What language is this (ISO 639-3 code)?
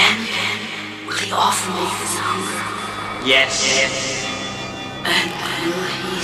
eng